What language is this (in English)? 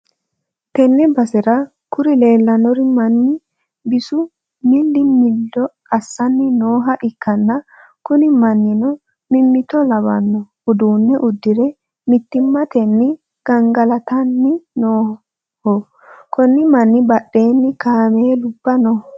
Sidamo